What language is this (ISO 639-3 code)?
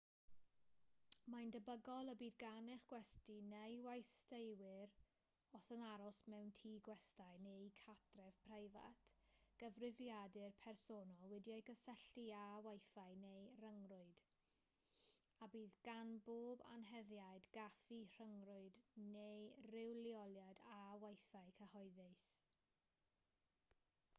cym